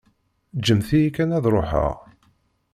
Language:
Kabyle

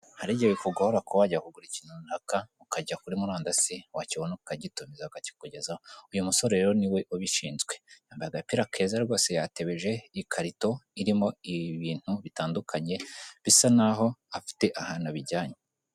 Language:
Kinyarwanda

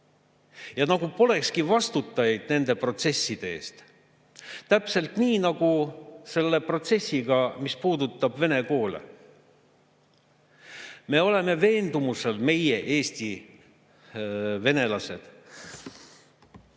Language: Estonian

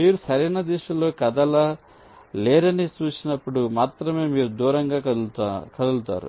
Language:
Telugu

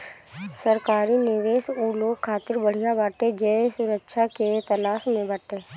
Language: Bhojpuri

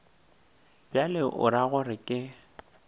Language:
Northern Sotho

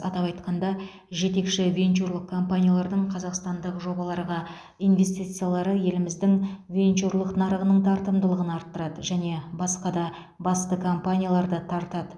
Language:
Kazakh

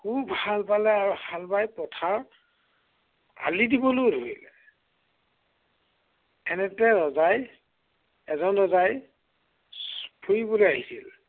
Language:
Assamese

